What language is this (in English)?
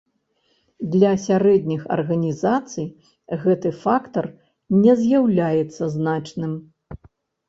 Belarusian